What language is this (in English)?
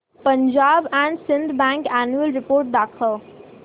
Marathi